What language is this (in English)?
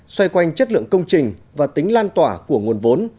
Vietnamese